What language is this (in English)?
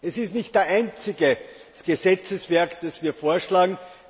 German